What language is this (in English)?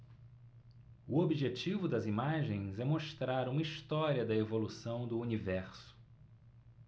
Portuguese